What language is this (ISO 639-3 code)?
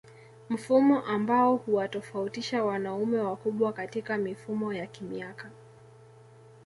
swa